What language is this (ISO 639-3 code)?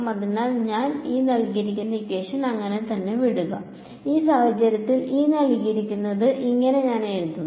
mal